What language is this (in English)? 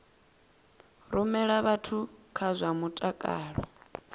Venda